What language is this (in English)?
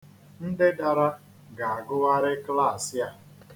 Igbo